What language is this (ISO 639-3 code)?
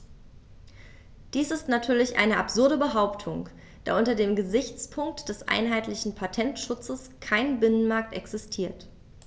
deu